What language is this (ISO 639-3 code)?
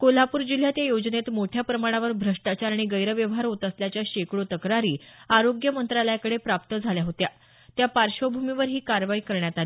mar